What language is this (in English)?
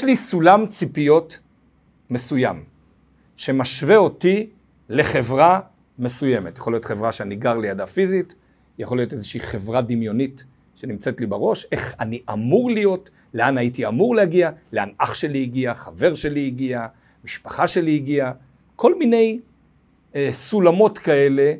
Hebrew